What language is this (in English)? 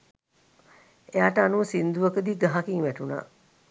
Sinhala